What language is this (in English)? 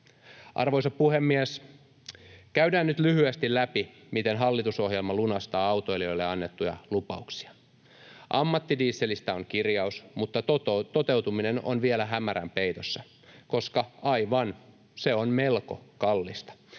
Finnish